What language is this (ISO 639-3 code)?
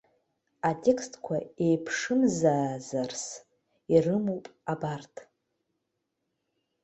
abk